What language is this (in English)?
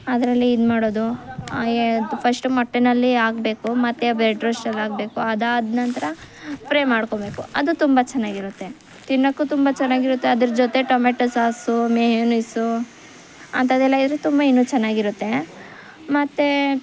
Kannada